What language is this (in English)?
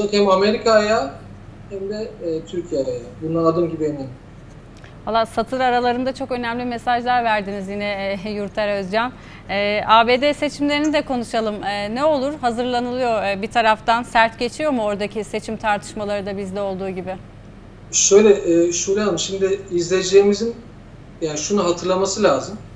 Turkish